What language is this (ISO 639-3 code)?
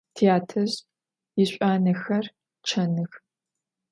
ady